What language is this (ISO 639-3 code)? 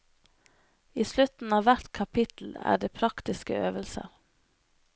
nor